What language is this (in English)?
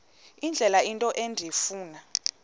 Xhosa